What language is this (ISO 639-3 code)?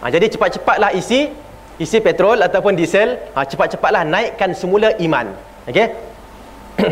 msa